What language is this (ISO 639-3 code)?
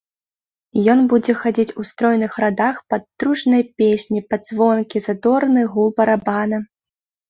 bel